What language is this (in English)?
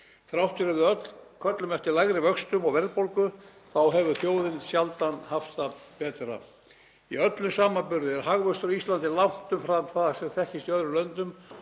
Icelandic